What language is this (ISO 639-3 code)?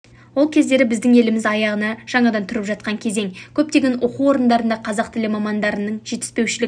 kaz